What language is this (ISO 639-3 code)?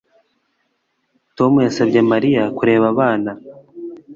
kin